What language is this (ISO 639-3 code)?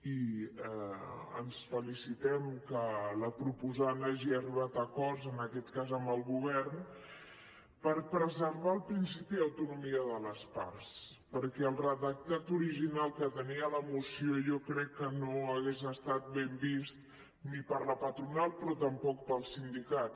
cat